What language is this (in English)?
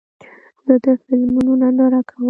Pashto